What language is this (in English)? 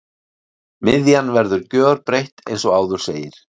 Icelandic